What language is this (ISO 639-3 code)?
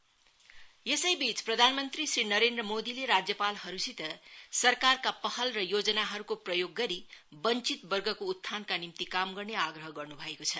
nep